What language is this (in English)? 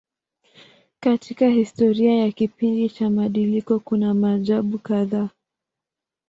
Swahili